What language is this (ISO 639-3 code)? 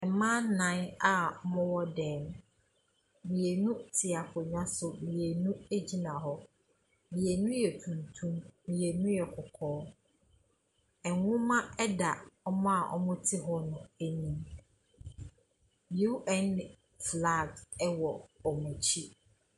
aka